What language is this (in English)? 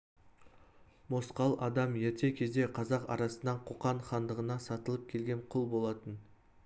Kazakh